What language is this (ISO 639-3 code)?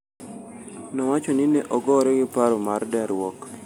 luo